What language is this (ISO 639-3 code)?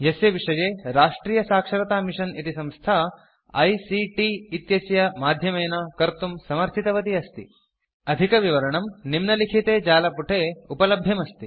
san